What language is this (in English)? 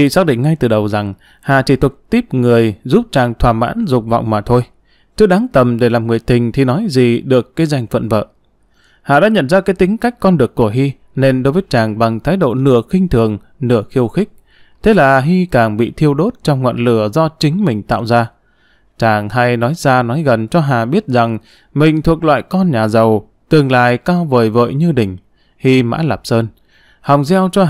Vietnamese